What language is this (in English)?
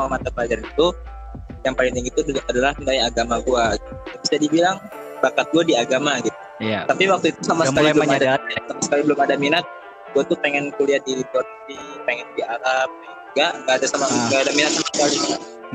Indonesian